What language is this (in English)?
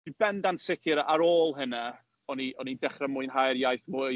Welsh